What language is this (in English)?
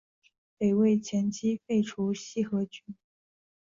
Chinese